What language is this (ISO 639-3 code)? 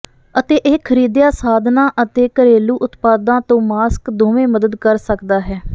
pan